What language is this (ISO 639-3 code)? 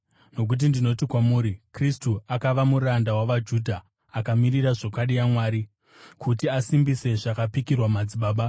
sna